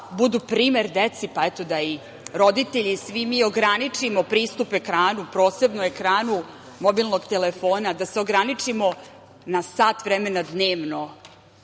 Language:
Serbian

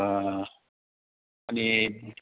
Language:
Nepali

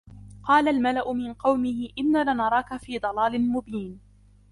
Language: Arabic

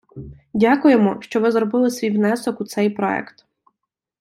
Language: Ukrainian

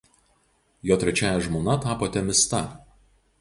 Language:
Lithuanian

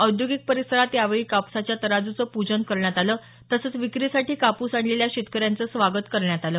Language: Marathi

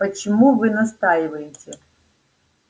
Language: Russian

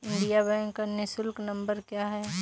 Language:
Hindi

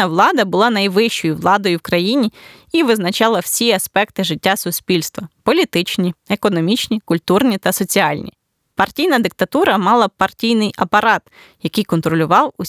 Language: Ukrainian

